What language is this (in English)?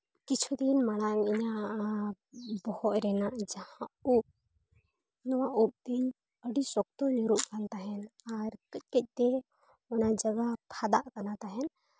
Santali